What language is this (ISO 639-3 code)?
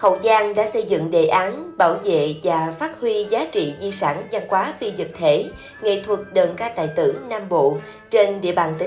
vie